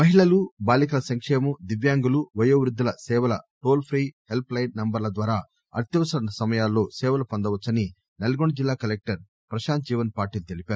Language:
Telugu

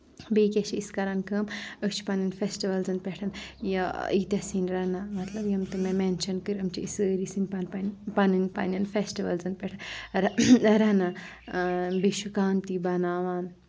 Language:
Kashmiri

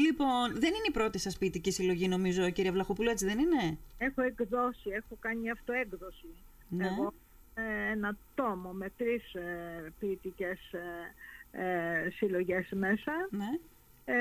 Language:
Greek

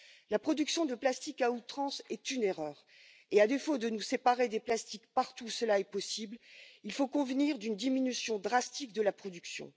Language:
French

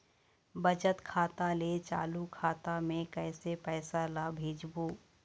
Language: Chhattisgarhi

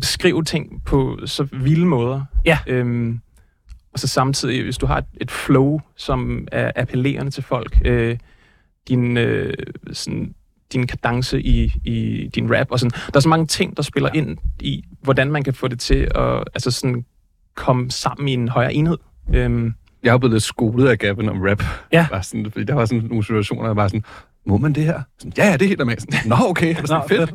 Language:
Danish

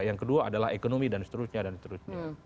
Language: Indonesian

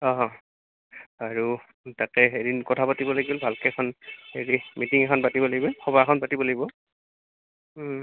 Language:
Assamese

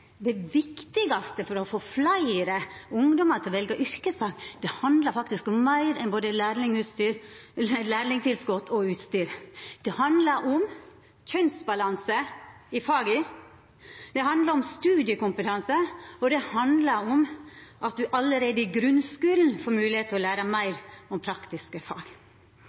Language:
Norwegian Nynorsk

